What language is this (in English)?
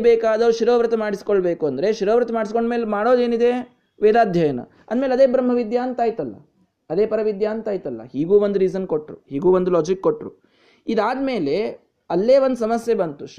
Kannada